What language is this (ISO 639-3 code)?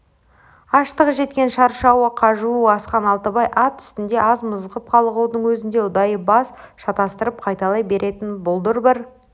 kaz